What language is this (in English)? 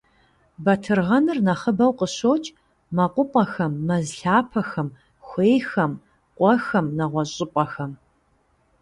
Kabardian